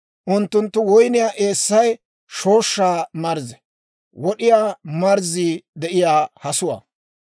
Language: Dawro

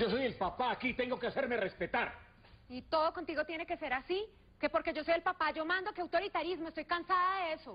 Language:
Spanish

